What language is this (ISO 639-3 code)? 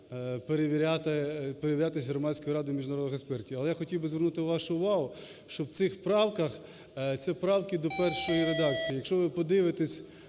ukr